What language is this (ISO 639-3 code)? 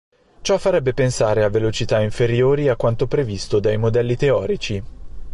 ita